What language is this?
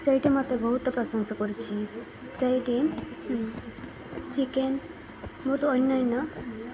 Odia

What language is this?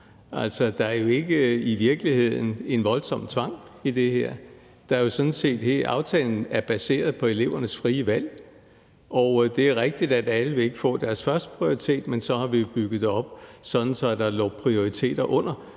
Danish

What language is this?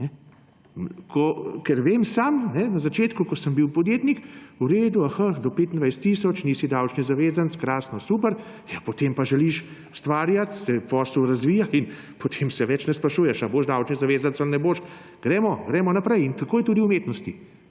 Slovenian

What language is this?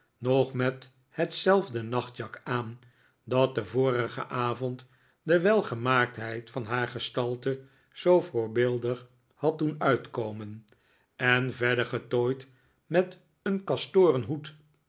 Dutch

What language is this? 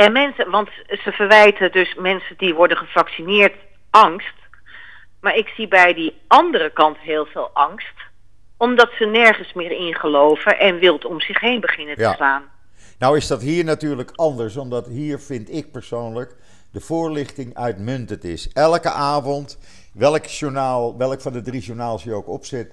Dutch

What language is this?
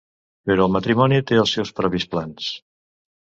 Catalan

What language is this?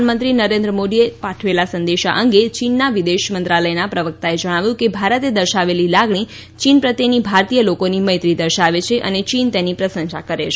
Gujarati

